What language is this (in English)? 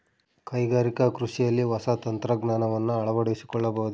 Kannada